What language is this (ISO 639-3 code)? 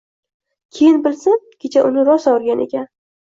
uzb